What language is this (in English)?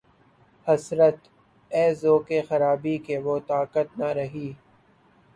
Urdu